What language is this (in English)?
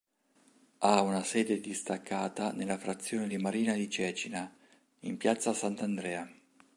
Italian